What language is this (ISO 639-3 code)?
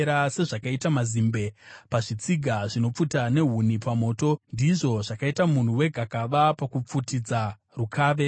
sna